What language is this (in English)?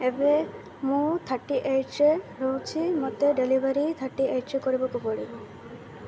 Odia